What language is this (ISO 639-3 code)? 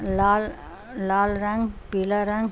urd